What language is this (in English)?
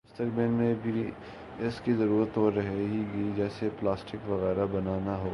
Urdu